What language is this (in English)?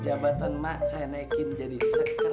Indonesian